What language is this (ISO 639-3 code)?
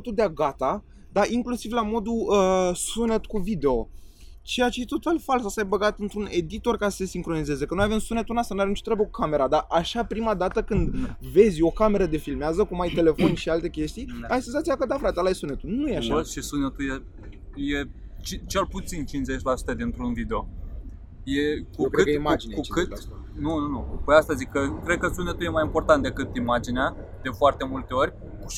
ron